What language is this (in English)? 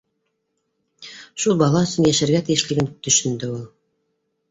Bashkir